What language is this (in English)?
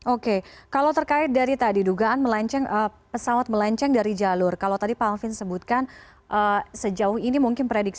Indonesian